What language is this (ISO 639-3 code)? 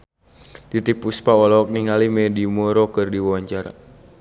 sun